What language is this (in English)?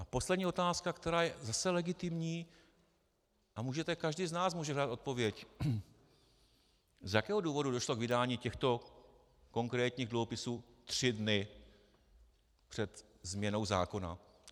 Czech